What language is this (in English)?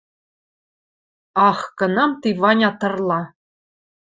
Western Mari